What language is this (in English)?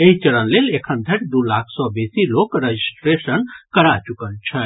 Maithili